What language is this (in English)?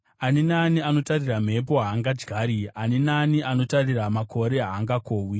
Shona